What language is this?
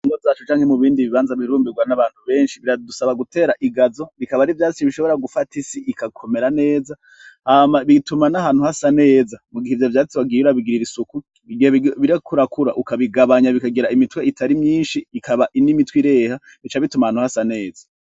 Rundi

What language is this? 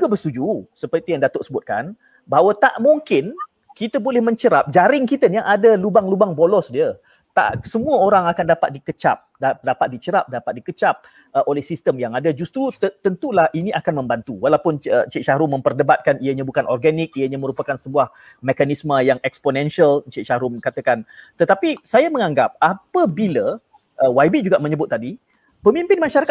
Malay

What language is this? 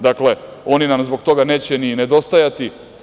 Serbian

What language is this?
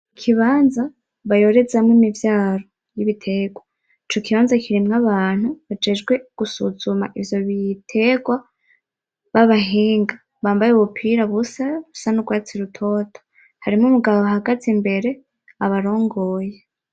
Rundi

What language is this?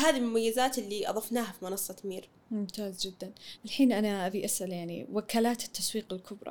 Arabic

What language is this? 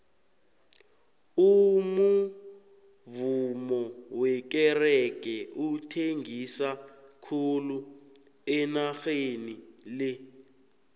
South Ndebele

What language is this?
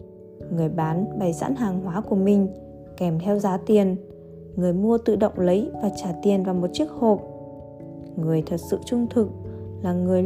Vietnamese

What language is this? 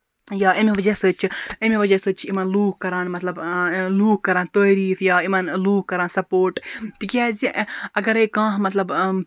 Kashmiri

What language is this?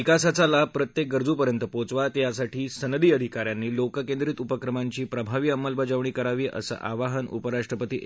Marathi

